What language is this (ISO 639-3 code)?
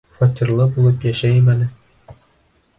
bak